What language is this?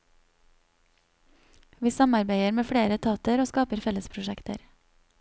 Norwegian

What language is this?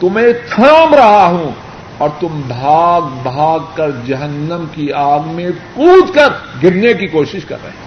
Urdu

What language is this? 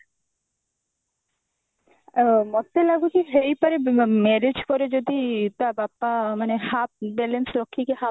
Odia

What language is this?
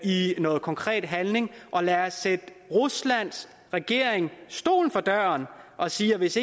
Danish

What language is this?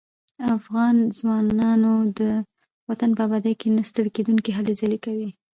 Pashto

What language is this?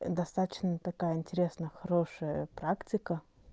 Russian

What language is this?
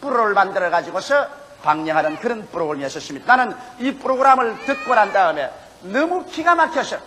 Korean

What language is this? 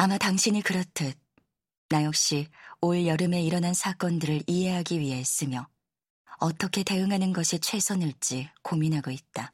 Korean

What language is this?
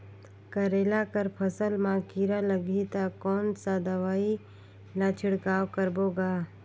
Chhattisgarhi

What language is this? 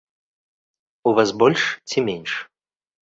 Belarusian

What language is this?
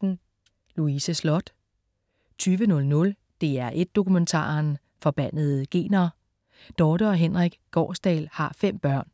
Danish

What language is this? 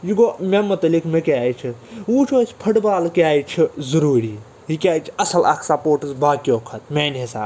Kashmiri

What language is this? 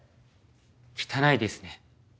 Japanese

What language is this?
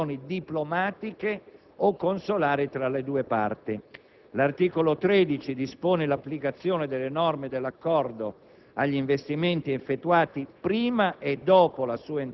Italian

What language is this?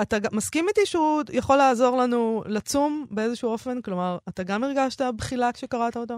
Hebrew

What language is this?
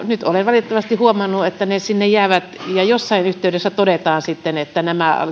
Finnish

